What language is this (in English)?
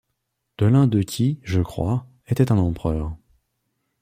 French